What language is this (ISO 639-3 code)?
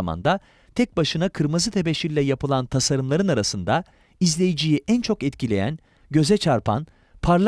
tur